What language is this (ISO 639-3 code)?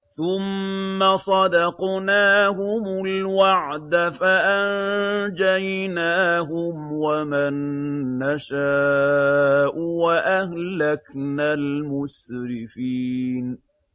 ara